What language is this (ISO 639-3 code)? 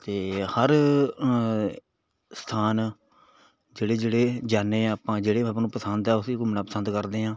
pan